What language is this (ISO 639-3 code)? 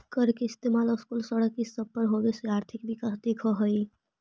mag